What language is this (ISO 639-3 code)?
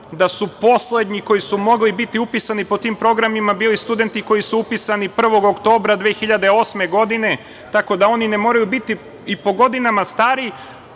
srp